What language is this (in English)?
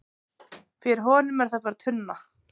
Icelandic